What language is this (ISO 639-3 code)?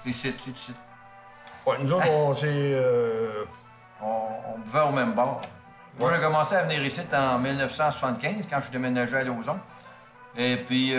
fra